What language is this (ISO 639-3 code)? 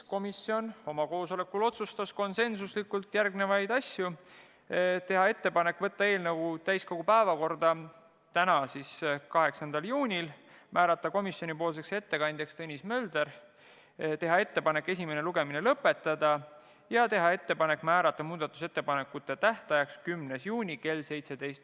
est